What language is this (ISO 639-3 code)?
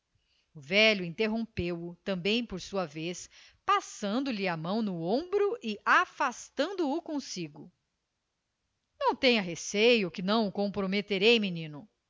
por